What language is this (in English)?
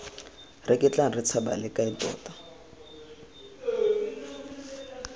Tswana